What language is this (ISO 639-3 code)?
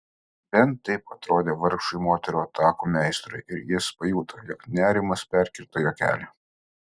lit